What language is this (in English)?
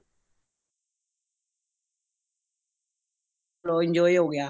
Punjabi